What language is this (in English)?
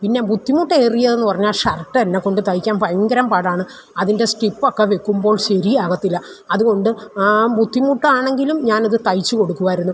Malayalam